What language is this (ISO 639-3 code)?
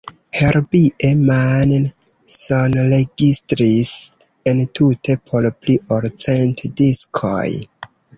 epo